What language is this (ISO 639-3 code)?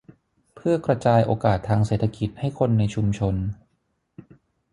tha